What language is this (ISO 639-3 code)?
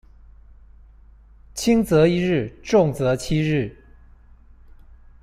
zho